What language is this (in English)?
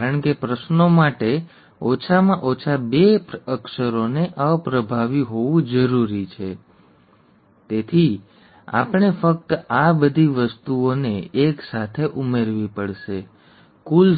Gujarati